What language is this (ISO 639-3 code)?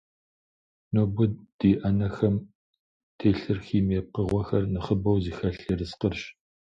kbd